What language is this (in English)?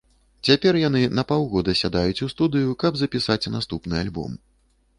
Belarusian